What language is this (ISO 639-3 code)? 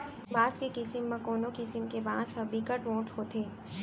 hne